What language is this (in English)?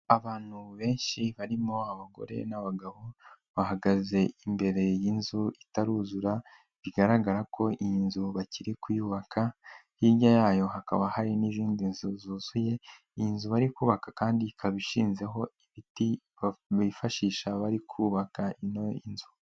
Kinyarwanda